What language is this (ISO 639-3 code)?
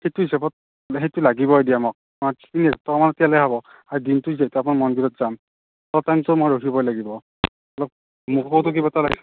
asm